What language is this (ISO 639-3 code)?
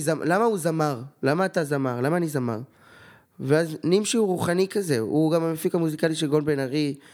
heb